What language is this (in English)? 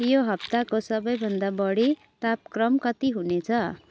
Nepali